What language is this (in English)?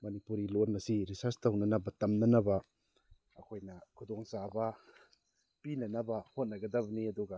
Manipuri